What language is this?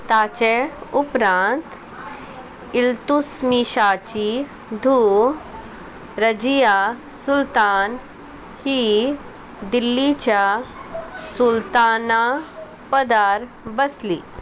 Konkani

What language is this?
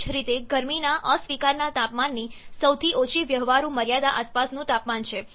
Gujarati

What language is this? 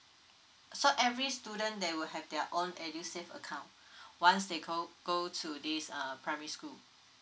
English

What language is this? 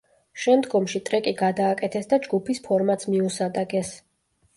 Georgian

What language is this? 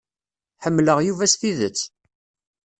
Kabyle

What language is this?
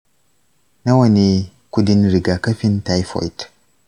Hausa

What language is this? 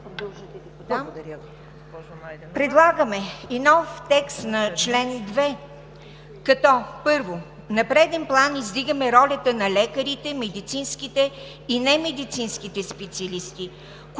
Bulgarian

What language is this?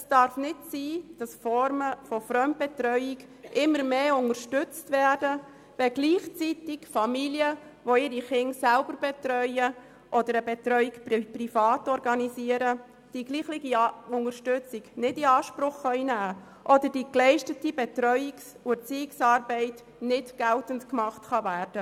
Swiss German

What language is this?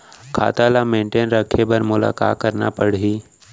Chhattisgarhi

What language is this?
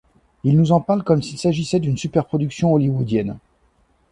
French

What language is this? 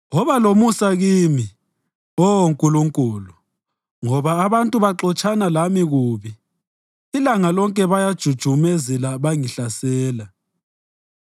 North Ndebele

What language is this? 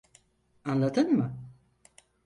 Turkish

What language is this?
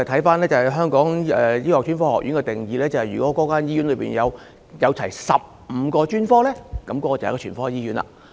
Cantonese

